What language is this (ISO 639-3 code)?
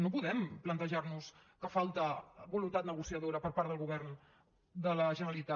cat